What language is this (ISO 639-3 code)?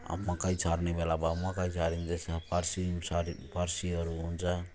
nep